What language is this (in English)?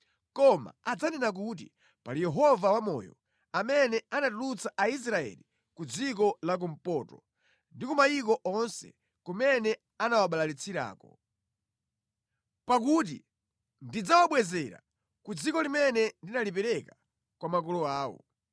Nyanja